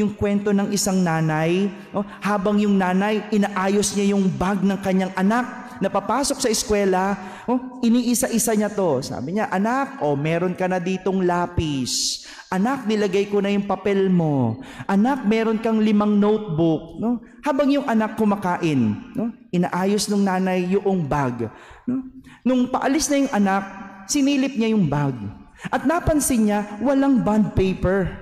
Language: Filipino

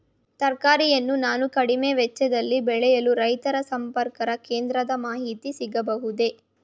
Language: Kannada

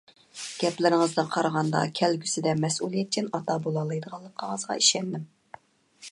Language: Uyghur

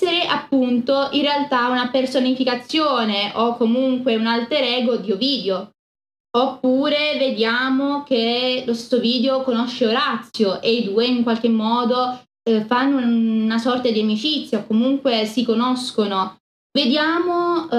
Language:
Italian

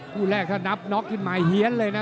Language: Thai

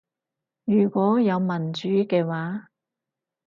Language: Cantonese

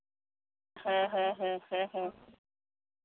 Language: Santali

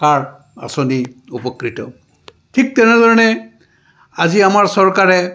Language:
Assamese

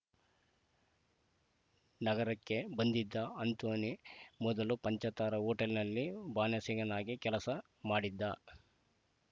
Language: Kannada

